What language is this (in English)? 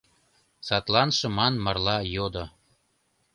Mari